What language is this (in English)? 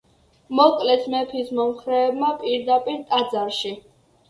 Georgian